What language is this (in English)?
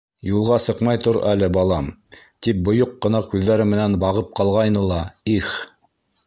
Bashkir